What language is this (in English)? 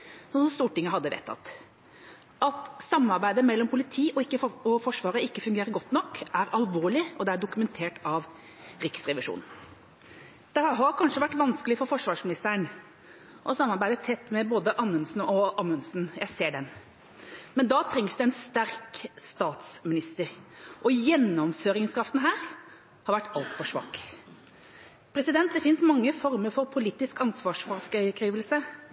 Norwegian Bokmål